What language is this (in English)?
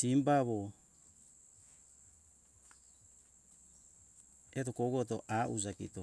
Hunjara-Kaina Ke